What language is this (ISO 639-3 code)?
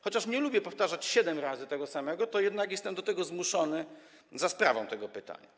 pol